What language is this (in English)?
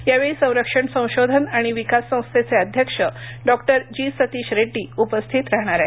Marathi